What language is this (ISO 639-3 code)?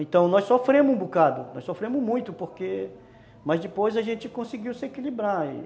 por